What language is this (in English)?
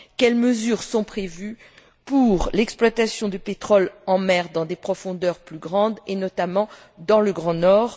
French